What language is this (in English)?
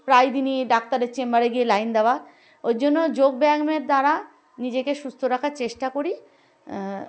Bangla